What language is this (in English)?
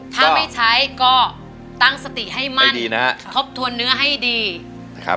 Thai